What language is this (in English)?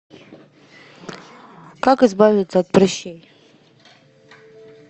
Russian